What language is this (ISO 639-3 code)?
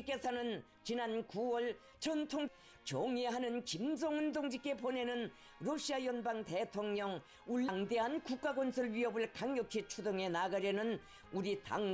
kor